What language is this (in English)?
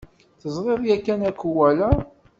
Kabyle